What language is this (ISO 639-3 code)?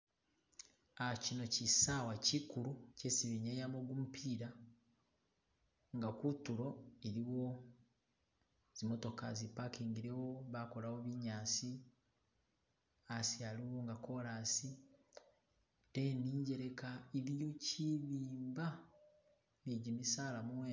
myx